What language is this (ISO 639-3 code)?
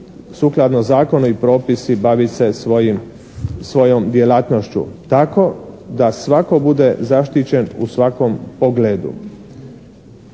hrv